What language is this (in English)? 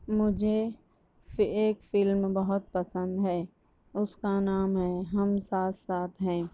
Urdu